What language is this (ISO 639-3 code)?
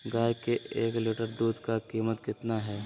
mag